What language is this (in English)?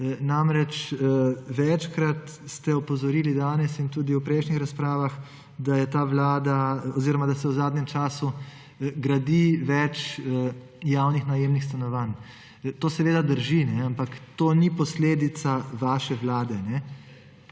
Slovenian